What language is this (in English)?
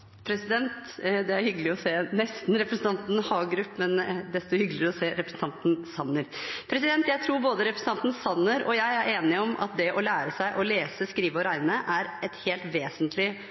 Norwegian Bokmål